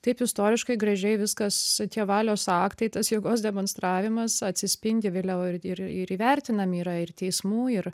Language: Lithuanian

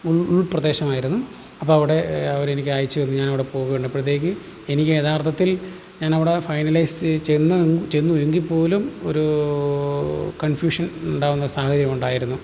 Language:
Malayalam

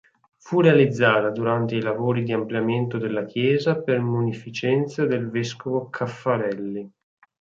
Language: Italian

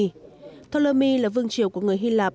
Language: Vietnamese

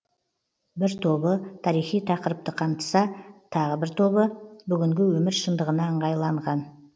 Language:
Kazakh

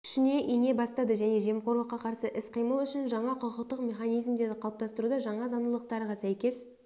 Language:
Kazakh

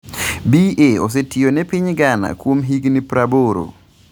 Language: Luo (Kenya and Tanzania)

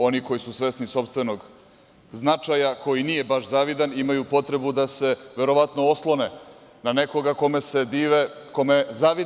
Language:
Serbian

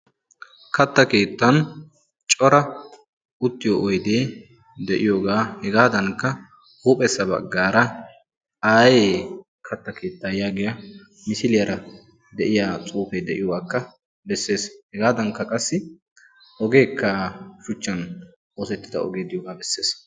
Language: Wolaytta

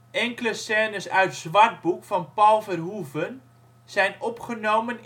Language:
Dutch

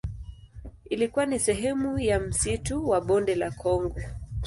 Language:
Swahili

